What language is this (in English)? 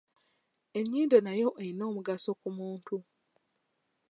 Ganda